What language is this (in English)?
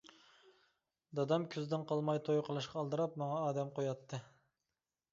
Uyghur